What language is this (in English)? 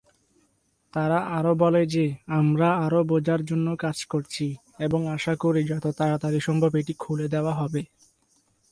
Bangla